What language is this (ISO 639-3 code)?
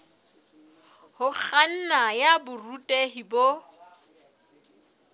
sot